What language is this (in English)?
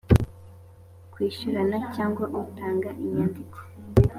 Kinyarwanda